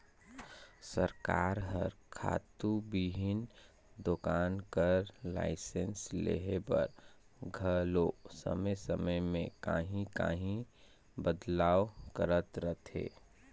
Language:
Chhattisgarhi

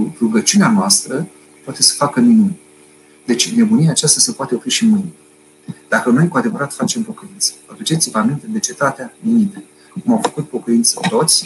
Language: Romanian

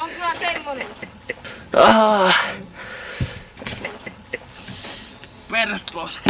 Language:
Finnish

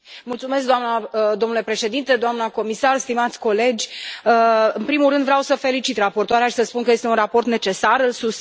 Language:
Romanian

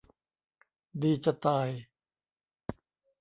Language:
Thai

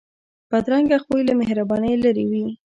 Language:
Pashto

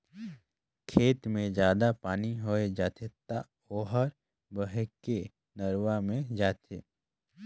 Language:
Chhattisgarhi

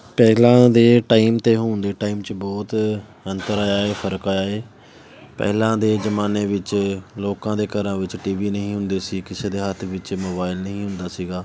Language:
Punjabi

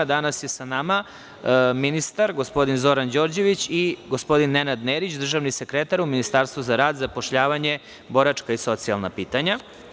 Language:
Serbian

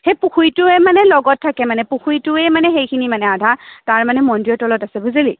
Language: Assamese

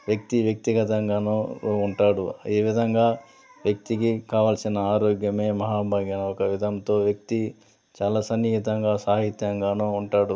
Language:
Telugu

